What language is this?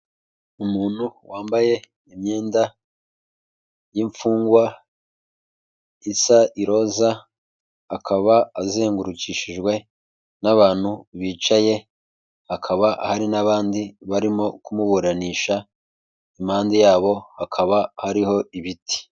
Kinyarwanda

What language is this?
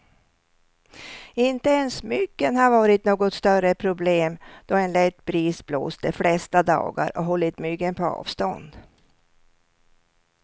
Swedish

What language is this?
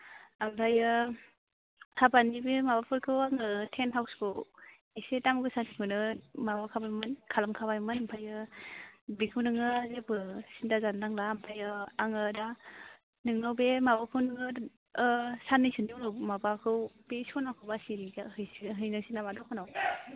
Bodo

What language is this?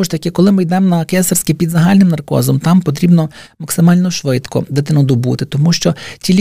Ukrainian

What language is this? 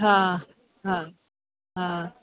Sindhi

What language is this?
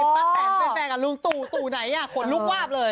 Thai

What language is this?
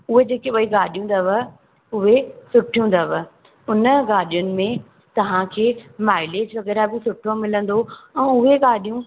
Sindhi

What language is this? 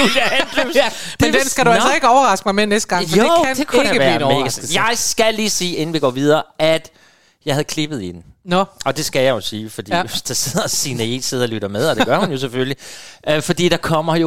Danish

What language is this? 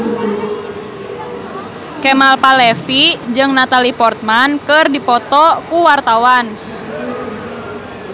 Sundanese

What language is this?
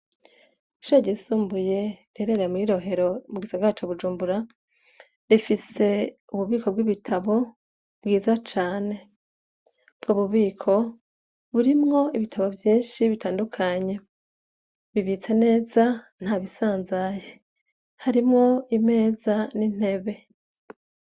Rundi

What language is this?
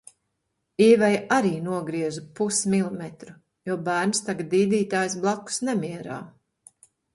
Latvian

